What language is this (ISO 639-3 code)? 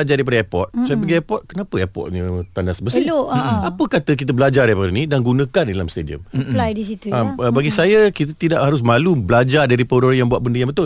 msa